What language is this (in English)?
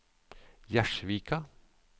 Norwegian